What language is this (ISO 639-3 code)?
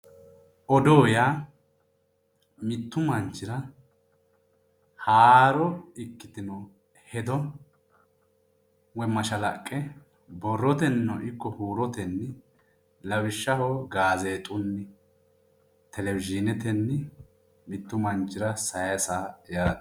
sid